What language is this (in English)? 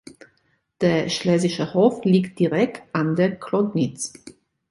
German